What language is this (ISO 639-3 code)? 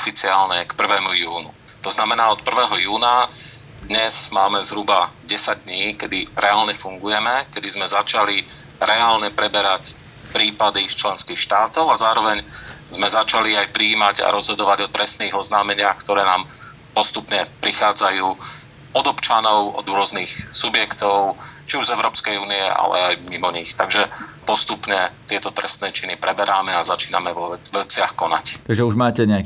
slk